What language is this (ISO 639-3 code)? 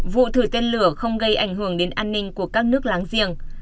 vie